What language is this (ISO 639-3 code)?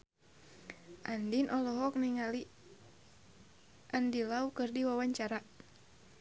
sun